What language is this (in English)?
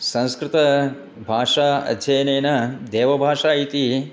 Sanskrit